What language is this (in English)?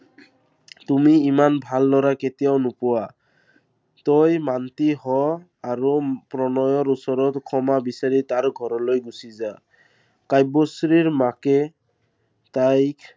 Assamese